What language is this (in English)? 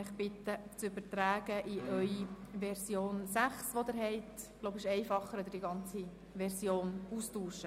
Swiss German